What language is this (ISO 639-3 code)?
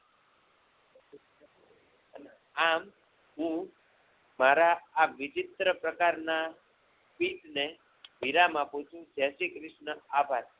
guj